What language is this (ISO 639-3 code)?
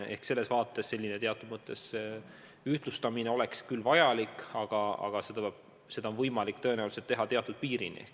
est